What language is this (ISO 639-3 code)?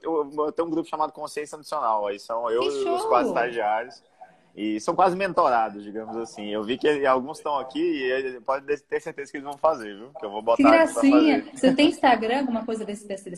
por